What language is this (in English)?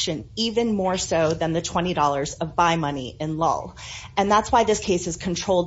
English